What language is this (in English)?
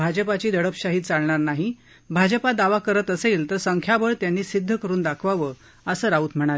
Marathi